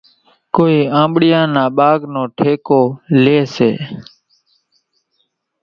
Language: Kachi Koli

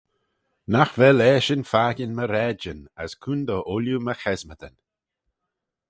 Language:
Manx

